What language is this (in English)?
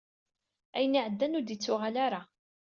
Kabyle